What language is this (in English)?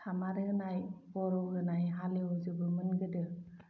Bodo